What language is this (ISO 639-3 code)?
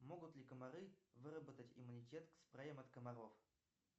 rus